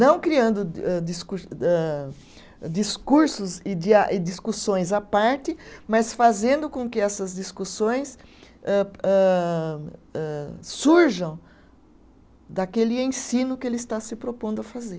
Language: Portuguese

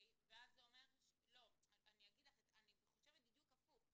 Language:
Hebrew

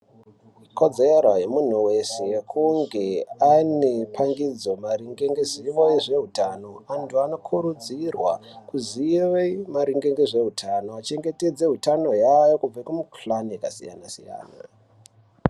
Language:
Ndau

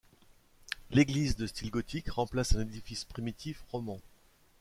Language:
French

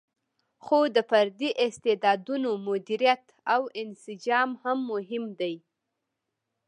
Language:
Pashto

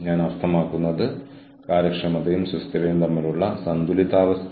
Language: Malayalam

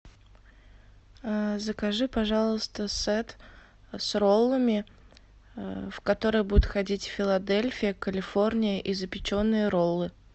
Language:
Russian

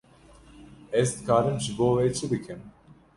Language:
Kurdish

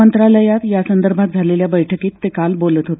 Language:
Marathi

